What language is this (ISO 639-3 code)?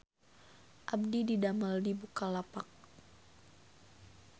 sun